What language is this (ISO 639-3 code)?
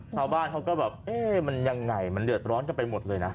tha